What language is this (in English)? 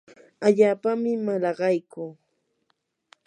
Yanahuanca Pasco Quechua